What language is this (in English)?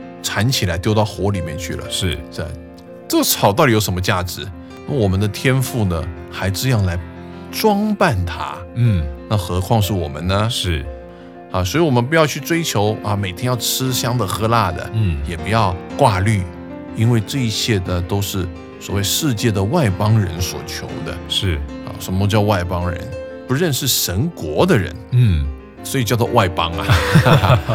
Chinese